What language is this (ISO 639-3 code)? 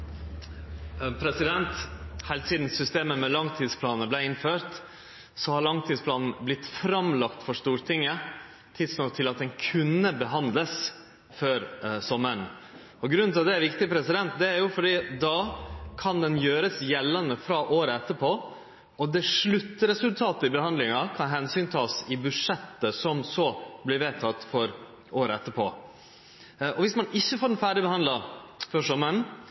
nno